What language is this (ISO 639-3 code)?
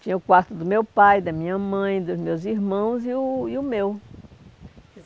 por